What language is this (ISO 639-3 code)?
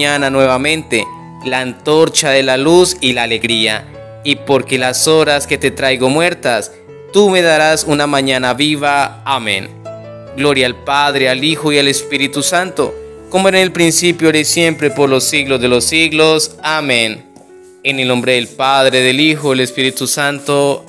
spa